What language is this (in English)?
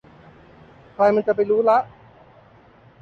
Thai